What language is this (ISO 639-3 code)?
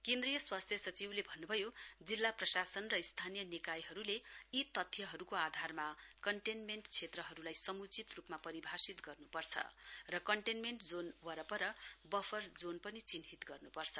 nep